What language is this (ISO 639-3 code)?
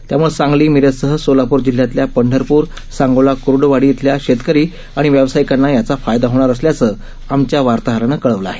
mar